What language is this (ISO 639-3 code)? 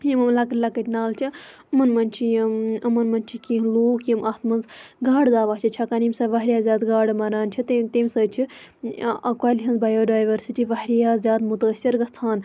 kas